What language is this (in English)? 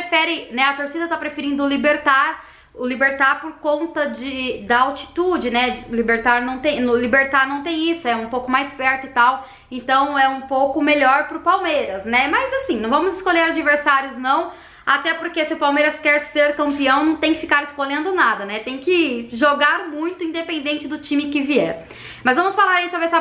Portuguese